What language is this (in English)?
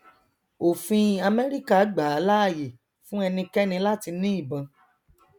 Yoruba